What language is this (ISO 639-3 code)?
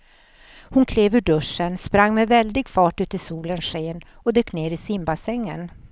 swe